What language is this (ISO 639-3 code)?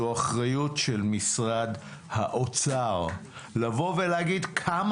heb